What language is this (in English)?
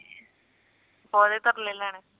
Punjabi